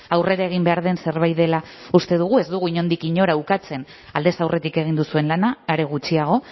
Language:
Basque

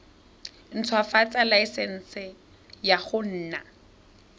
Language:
Tswana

